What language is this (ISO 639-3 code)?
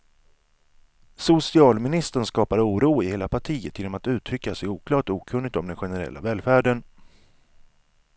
swe